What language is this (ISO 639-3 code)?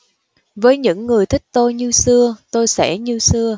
vie